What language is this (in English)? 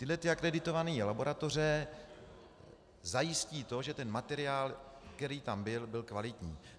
Czech